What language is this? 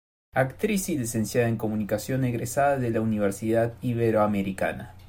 Spanish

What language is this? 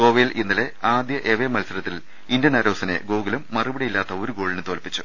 Malayalam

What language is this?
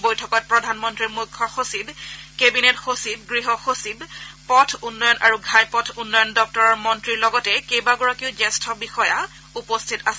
Assamese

